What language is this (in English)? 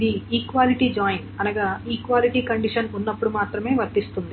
Telugu